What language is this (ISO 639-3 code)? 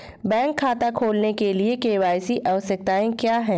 hin